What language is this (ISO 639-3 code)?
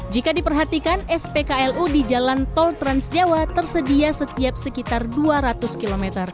ind